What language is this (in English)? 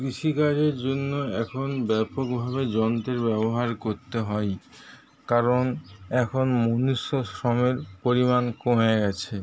Bangla